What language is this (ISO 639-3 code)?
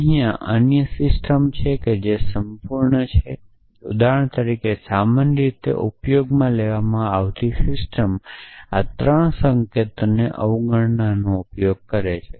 guj